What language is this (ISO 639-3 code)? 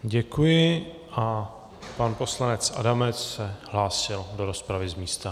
ces